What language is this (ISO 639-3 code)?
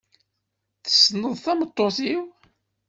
kab